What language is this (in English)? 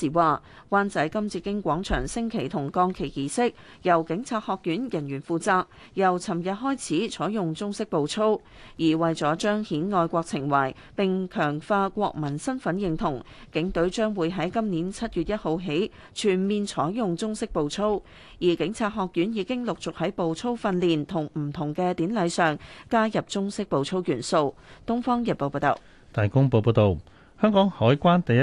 Chinese